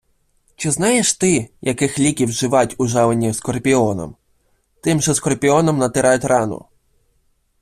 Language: Ukrainian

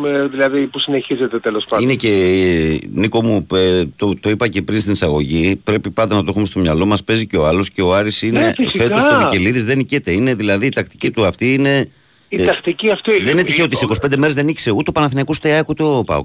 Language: Greek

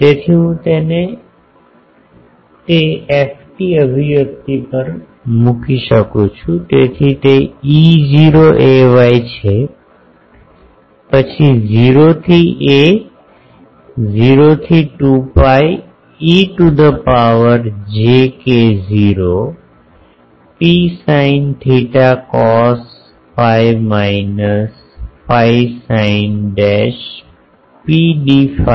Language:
Gujarati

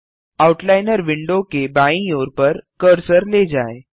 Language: Hindi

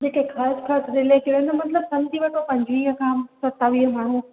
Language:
Sindhi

